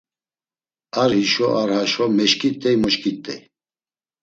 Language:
Laz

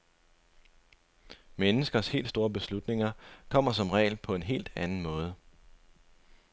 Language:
Danish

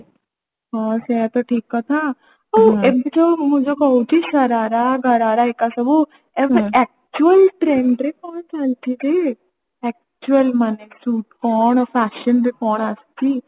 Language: Odia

